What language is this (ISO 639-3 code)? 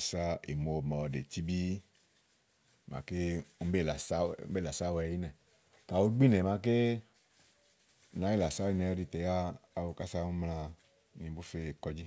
ahl